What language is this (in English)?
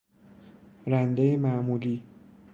Persian